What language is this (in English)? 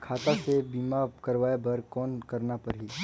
Chhattisgarhi